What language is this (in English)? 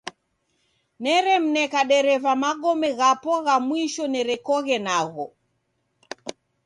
Taita